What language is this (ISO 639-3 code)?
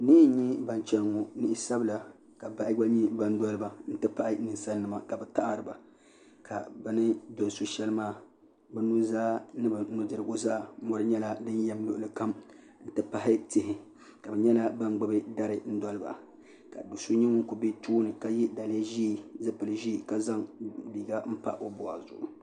dag